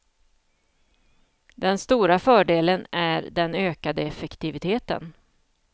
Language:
Swedish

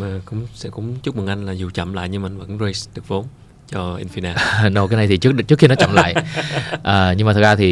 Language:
Vietnamese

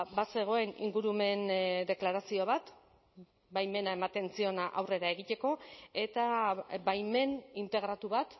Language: Basque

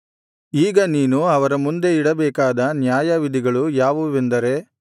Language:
Kannada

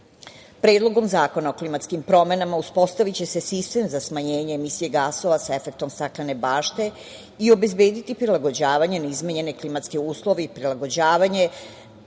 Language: Serbian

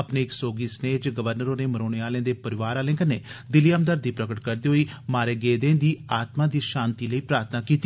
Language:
Dogri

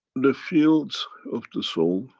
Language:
English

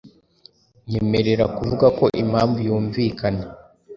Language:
Kinyarwanda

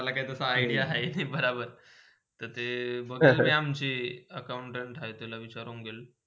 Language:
Marathi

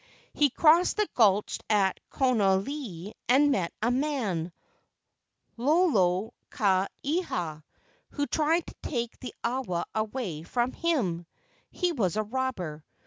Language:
English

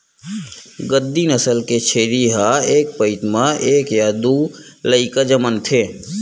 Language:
Chhattisgarhi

